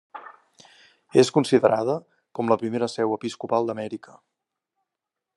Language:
Catalan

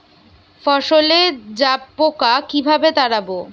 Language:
Bangla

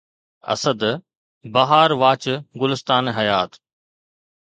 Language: Sindhi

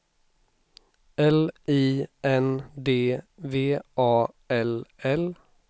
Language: Swedish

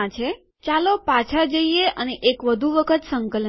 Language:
Gujarati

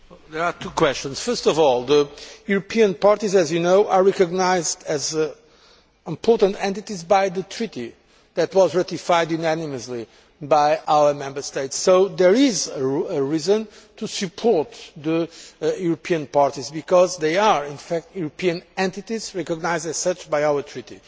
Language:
English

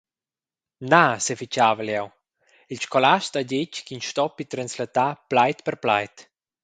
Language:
Romansh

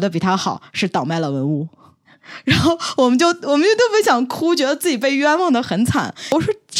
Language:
Chinese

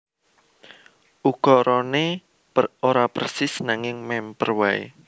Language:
Javanese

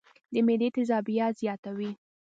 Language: Pashto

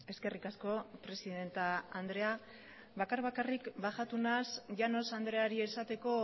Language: Basque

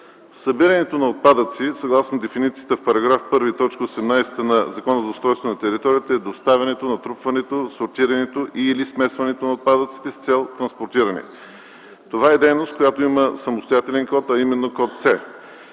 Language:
Bulgarian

